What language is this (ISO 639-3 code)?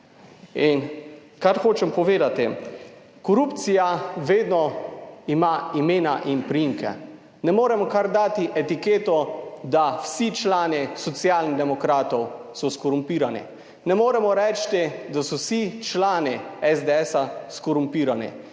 slv